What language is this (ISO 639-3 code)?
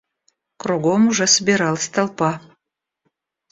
rus